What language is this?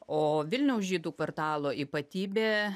Lithuanian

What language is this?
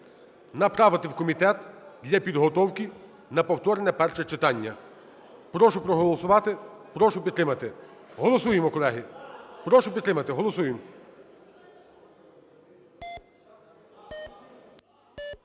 Ukrainian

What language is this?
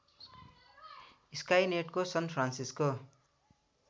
Nepali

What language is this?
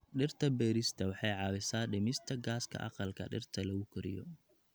Somali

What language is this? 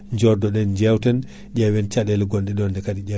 Fula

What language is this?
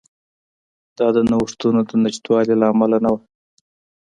Pashto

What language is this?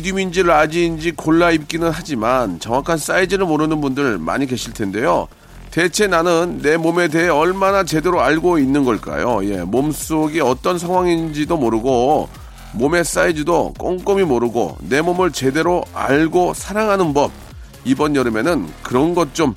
Korean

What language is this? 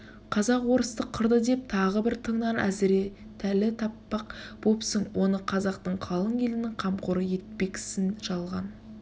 Kazakh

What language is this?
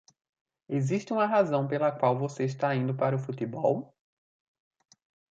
Portuguese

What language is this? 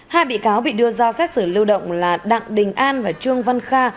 Vietnamese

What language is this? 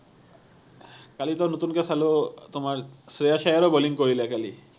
Assamese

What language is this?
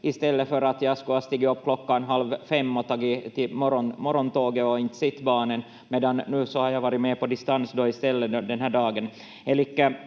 Finnish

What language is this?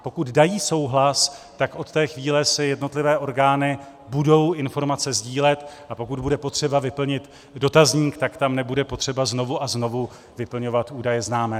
Czech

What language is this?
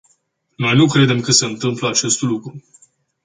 Romanian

